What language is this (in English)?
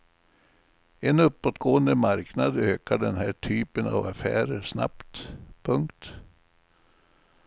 Swedish